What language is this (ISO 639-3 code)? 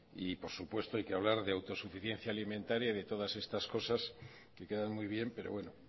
spa